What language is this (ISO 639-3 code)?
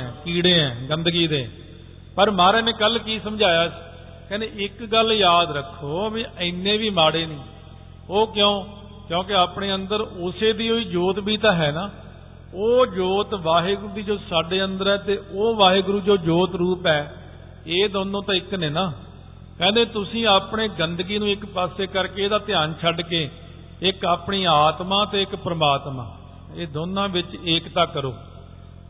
pan